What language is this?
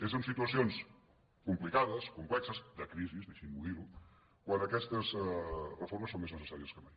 Catalan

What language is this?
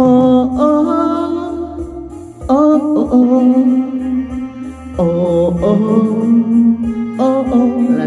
Thai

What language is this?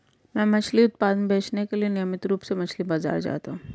Hindi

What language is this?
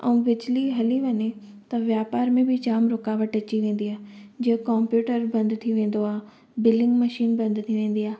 Sindhi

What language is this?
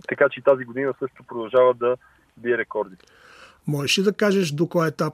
Bulgarian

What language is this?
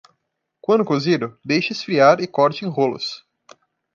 Portuguese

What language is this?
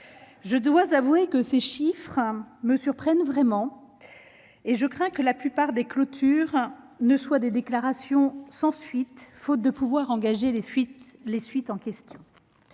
French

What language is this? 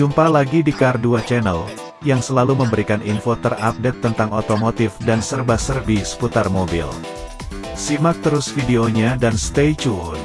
Indonesian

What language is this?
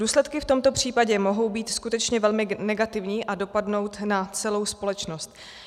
Czech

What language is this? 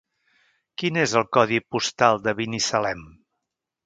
Catalan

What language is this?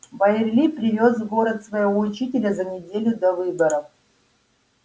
Russian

